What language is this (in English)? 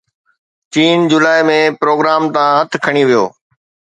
Sindhi